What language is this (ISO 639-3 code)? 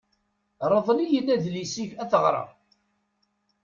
kab